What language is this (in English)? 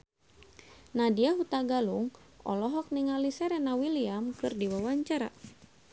Sundanese